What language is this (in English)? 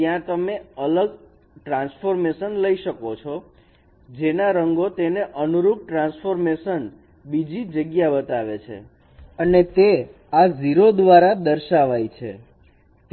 Gujarati